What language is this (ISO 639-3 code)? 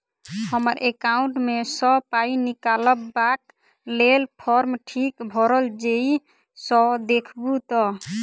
mai